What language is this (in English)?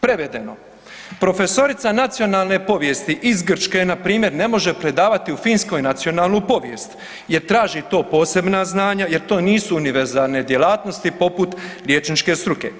Croatian